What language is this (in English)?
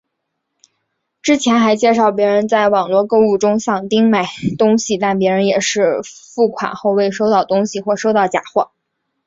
Chinese